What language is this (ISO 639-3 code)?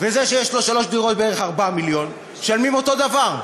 heb